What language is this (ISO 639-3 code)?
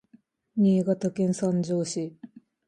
jpn